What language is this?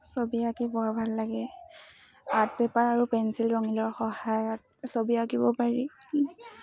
Assamese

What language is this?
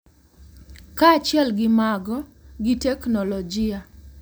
Luo (Kenya and Tanzania)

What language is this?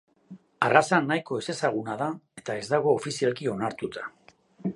Basque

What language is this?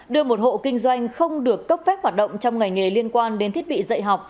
Vietnamese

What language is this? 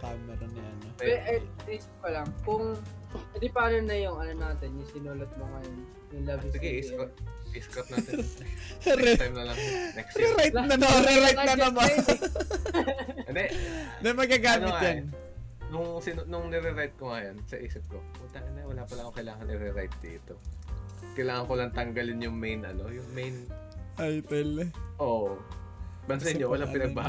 Filipino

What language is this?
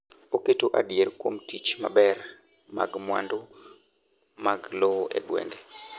Luo (Kenya and Tanzania)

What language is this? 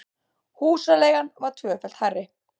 Icelandic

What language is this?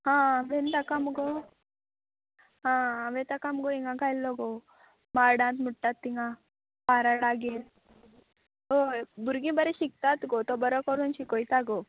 Konkani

